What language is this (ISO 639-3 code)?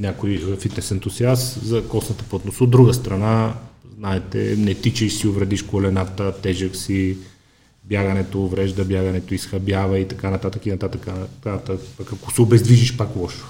bul